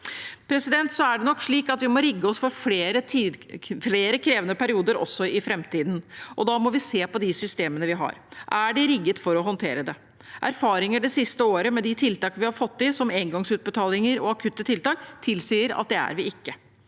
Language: Norwegian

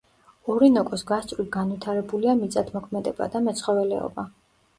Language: Georgian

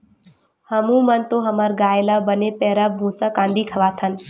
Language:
Chhattisgarhi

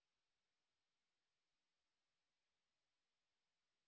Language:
Bangla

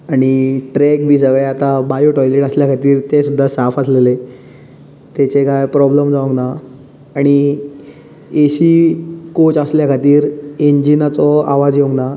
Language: Konkani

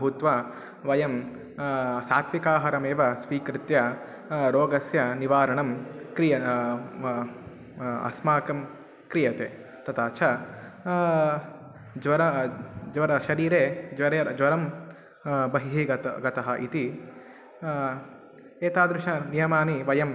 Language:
Sanskrit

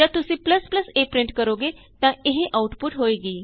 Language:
Punjabi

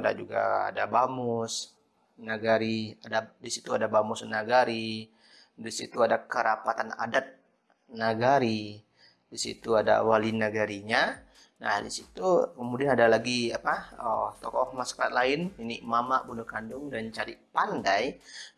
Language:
Indonesian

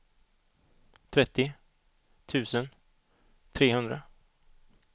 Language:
Swedish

